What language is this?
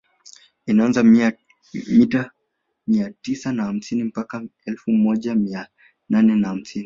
Swahili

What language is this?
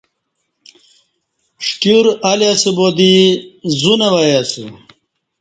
Kati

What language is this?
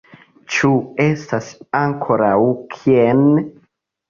Esperanto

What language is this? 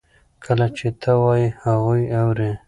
Pashto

